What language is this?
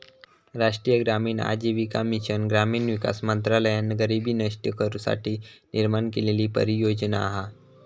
Marathi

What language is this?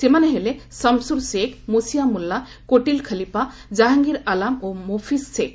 Odia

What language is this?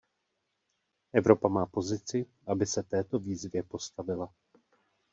Czech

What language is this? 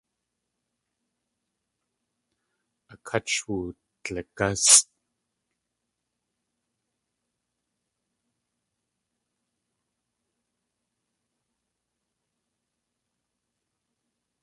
Tlingit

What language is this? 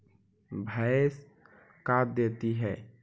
Magahi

